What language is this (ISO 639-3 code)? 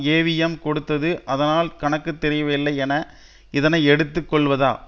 tam